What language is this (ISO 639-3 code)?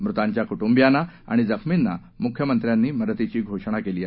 mar